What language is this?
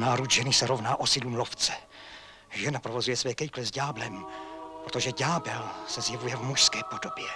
Czech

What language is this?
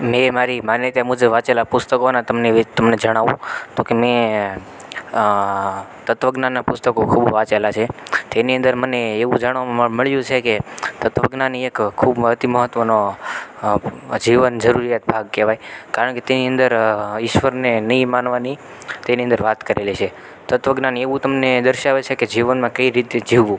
Gujarati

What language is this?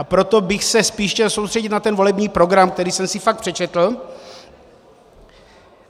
Czech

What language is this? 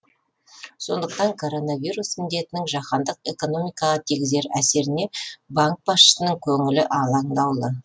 Kazakh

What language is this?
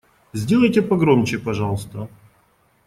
Russian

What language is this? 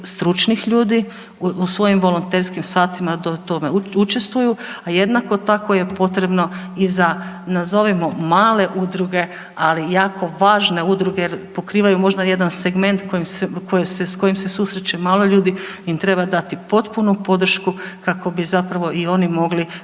Croatian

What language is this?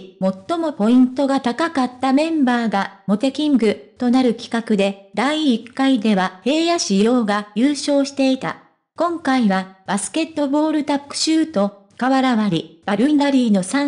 Japanese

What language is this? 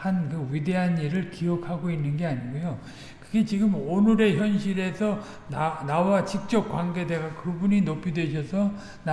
Korean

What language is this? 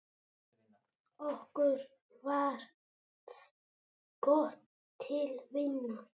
Icelandic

